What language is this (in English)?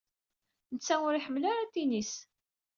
Kabyle